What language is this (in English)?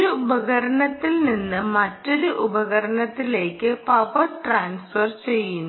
Malayalam